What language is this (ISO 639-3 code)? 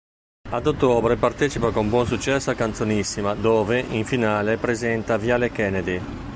ita